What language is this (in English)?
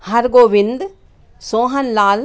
Hindi